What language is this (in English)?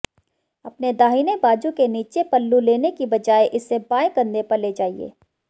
Hindi